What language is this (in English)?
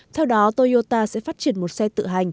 Vietnamese